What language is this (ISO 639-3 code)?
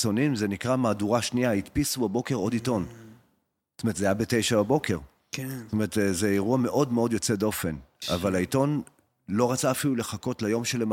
heb